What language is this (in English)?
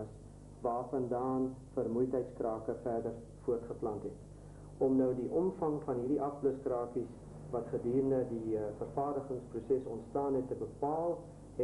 English